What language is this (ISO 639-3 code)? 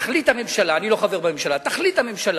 heb